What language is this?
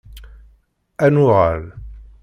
Kabyle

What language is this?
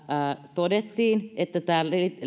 Finnish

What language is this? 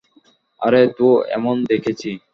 Bangla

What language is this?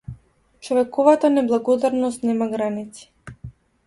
Macedonian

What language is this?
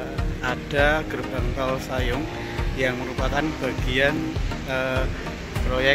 Indonesian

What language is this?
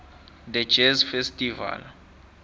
South Ndebele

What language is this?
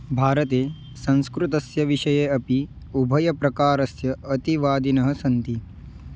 Sanskrit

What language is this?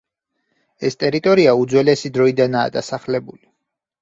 Georgian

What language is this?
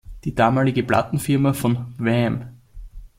German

